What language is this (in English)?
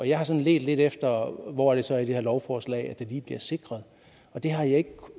Danish